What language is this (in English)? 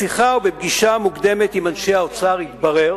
Hebrew